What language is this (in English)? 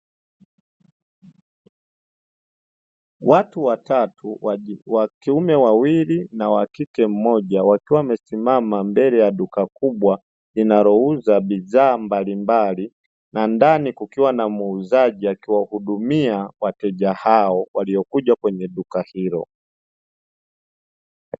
Swahili